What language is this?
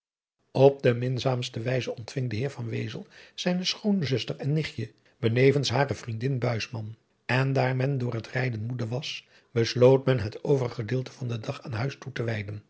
Dutch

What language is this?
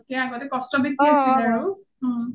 Assamese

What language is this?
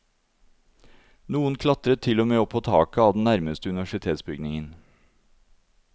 Norwegian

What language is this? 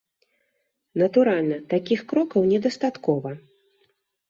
Belarusian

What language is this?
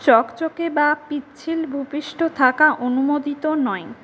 Bangla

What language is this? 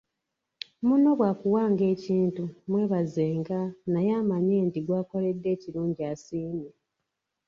Ganda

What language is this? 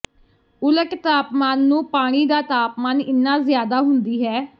Punjabi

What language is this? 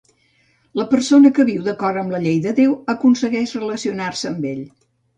Catalan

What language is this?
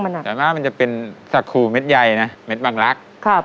Thai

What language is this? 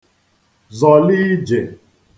Igbo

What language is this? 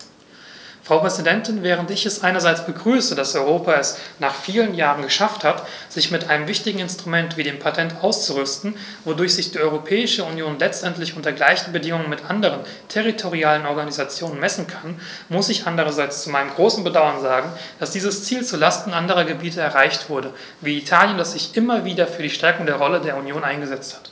German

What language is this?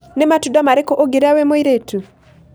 Kikuyu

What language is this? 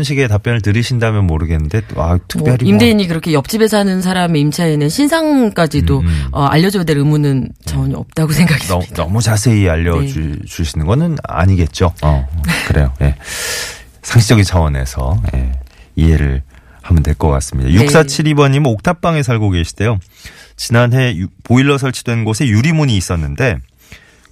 Korean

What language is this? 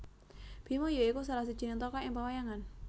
Javanese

